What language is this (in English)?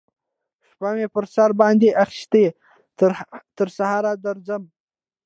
Pashto